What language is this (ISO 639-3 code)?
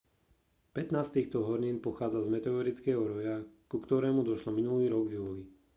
slk